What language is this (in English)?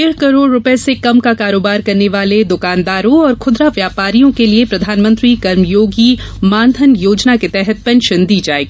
Hindi